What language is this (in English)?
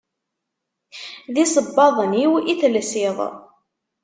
Kabyle